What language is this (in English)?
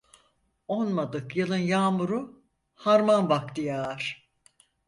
Turkish